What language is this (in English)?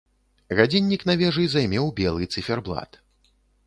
Belarusian